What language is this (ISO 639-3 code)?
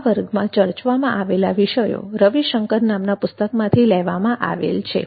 guj